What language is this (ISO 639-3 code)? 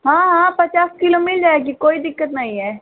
hin